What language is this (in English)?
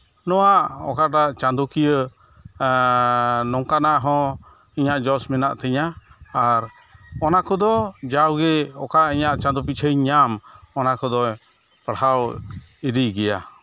Santali